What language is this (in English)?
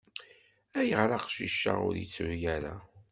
Kabyle